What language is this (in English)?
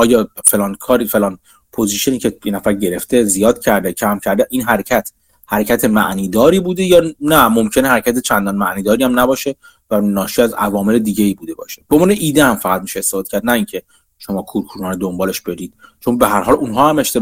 Persian